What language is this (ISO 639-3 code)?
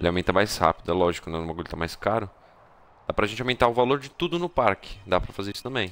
por